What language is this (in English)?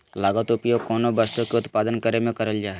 Magahi